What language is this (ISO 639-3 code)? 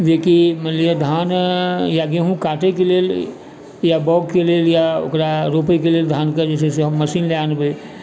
mai